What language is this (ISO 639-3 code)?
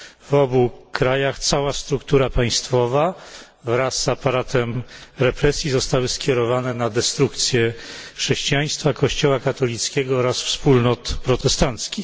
pol